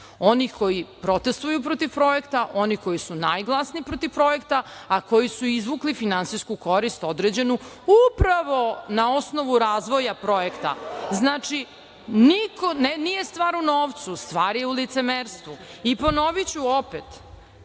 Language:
Serbian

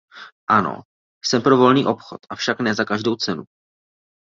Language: Czech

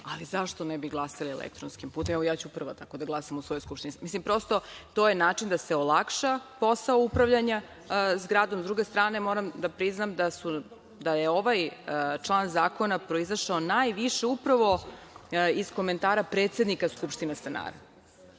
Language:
Serbian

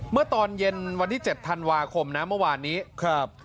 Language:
Thai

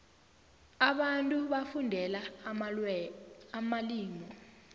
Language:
South Ndebele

